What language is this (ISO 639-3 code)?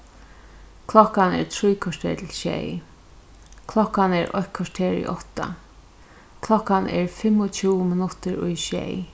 fao